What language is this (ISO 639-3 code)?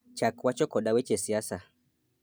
luo